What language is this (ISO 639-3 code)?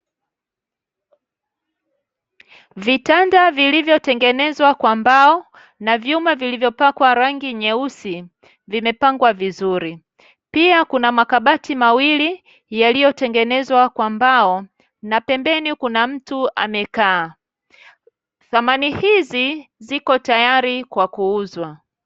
swa